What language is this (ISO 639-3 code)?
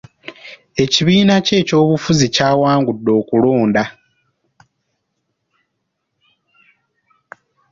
lug